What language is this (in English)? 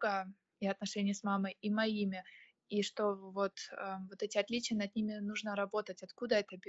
Russian